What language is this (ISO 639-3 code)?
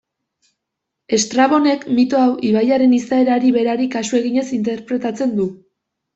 eus